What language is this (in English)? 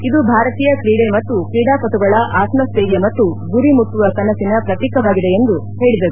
Kannada